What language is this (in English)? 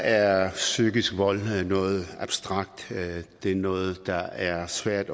Danish